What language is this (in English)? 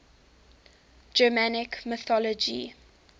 English